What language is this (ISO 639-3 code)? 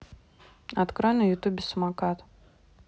rus